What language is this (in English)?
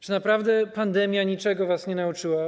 Polish